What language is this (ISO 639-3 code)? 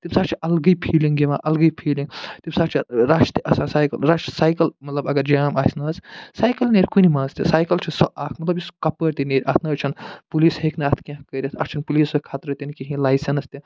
kas